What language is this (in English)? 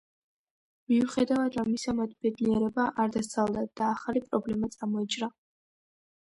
Georgian